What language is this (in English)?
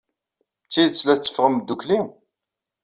Kabyle